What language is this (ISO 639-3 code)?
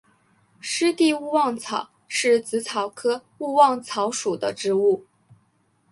zho